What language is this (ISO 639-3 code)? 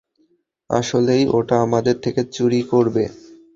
ben